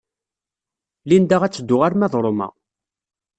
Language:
Kabyle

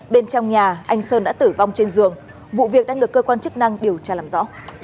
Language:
Vietnamese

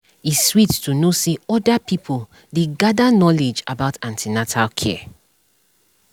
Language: Nigerian Pidgin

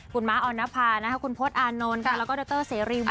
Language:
Thai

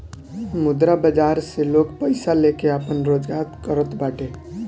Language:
Bhojpuri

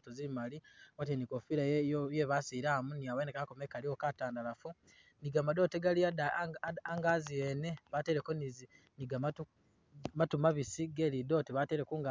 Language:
Masaaba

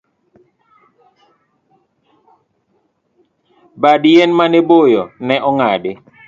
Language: Luo (Kenya and Tanzania)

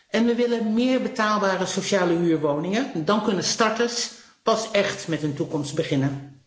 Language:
Dutch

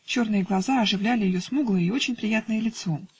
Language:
Russian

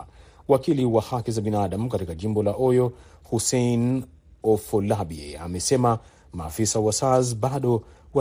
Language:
Swahili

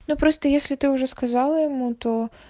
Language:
Russian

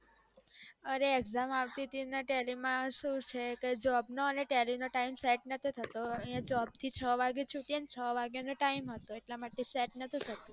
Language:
Gujarati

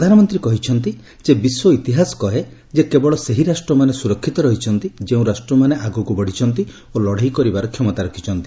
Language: Odia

